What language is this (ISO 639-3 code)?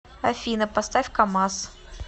rus